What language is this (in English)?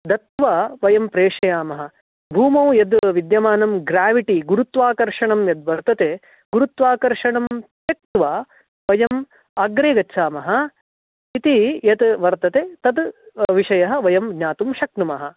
Sanskrit